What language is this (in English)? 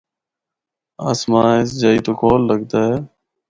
Northern Hindko